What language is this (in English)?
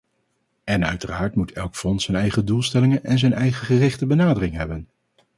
Dutch